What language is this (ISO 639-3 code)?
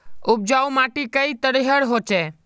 mag